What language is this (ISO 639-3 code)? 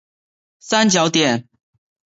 zho